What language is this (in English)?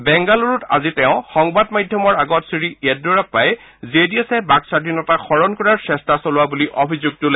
Assamese